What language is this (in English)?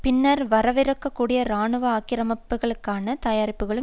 Tamil